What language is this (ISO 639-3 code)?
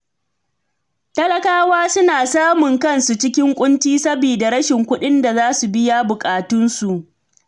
hau